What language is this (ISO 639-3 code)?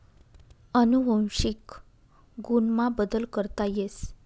mar